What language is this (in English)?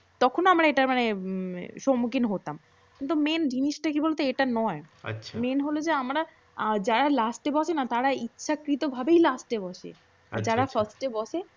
Bangla